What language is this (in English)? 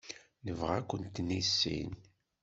Kabyle